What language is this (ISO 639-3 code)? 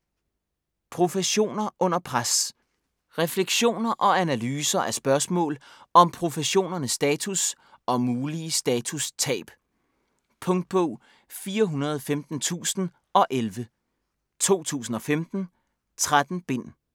dan